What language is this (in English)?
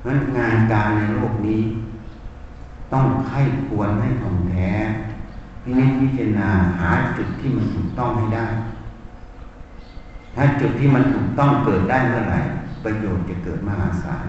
Thai